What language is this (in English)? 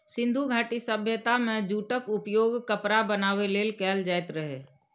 Maithili